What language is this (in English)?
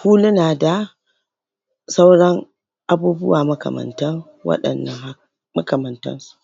Hausa